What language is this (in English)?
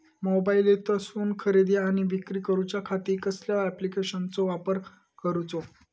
Marathi